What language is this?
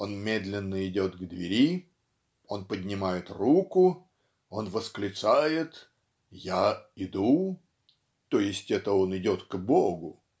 Russian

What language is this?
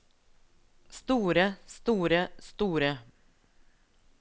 Norwegian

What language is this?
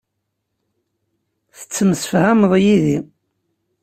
Kabyle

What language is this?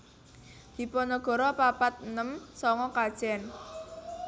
Javanese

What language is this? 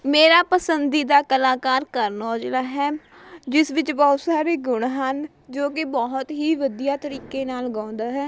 Punjabi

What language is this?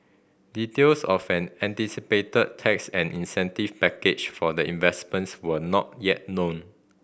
English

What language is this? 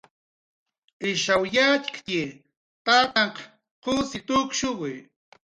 Jaqaru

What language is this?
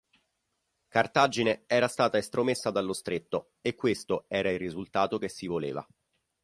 Italian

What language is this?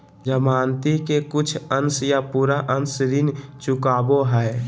Magahi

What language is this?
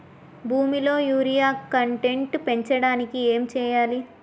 Telugu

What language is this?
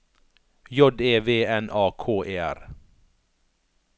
Norwegian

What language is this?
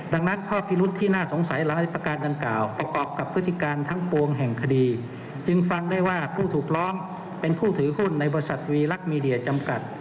Thai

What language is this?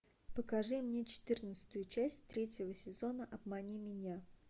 Russian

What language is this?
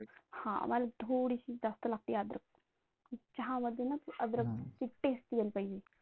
Marathi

